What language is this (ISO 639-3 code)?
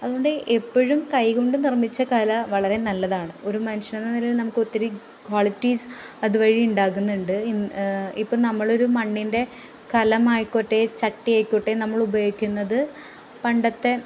mal